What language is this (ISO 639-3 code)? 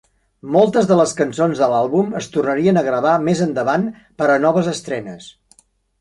cat